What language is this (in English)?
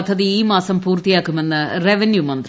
Malayalam